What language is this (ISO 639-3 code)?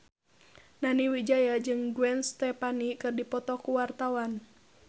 sun